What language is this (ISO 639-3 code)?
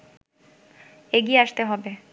ben